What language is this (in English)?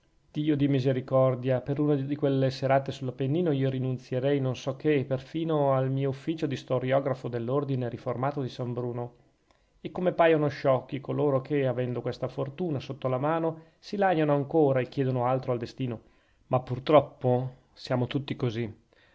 Italian